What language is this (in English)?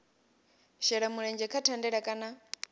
Venda